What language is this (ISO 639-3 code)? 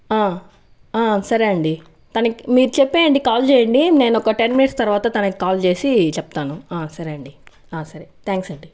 tel